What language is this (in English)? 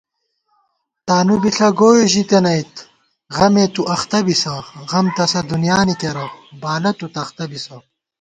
Gawar-Bati